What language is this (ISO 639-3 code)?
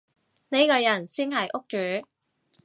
yue